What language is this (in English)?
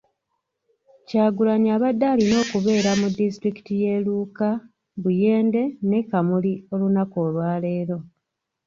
Ganda